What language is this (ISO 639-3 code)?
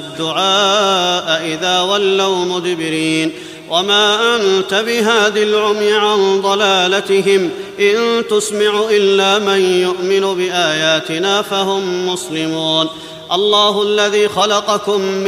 ara